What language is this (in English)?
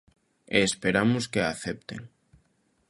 Galician